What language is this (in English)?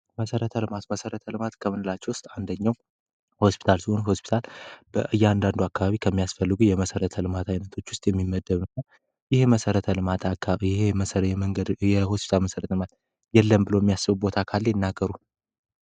Amharic